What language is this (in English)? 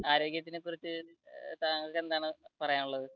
Malayalam